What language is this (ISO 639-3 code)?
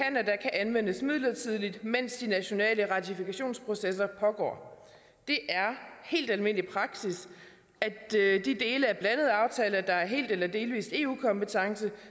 dan